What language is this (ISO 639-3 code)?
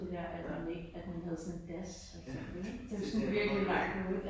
dan